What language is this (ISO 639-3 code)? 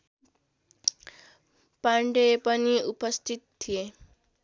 nep